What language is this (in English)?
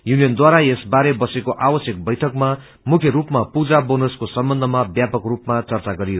Nepali